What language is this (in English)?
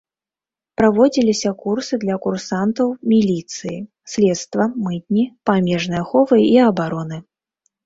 Belarusian